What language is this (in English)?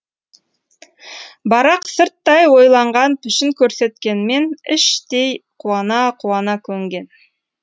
Kazakh